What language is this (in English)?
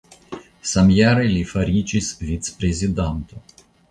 Esperanto